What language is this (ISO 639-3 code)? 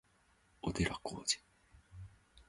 jpn